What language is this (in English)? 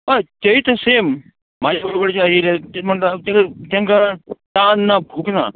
Konkani